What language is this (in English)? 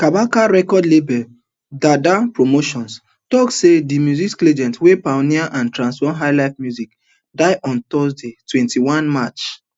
Nigerian Pidgin